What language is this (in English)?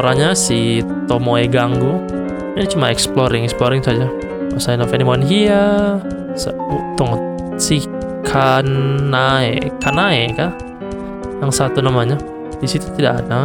Indonesian